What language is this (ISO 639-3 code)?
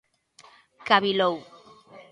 glg